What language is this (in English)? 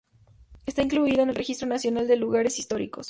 Spanish